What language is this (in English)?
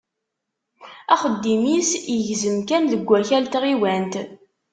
Kabyle